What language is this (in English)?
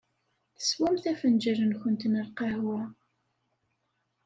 Kabyle